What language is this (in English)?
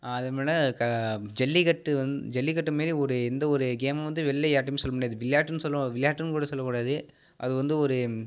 Tamil